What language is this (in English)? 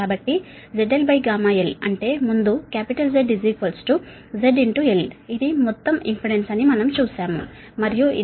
Telugu